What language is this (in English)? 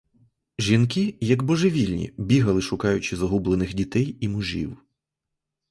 Ukrainian